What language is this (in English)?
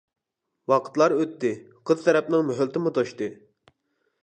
Uyghur